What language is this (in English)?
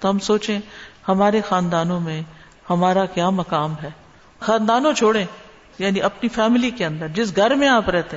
Urdu